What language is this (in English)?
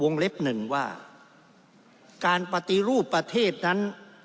Thai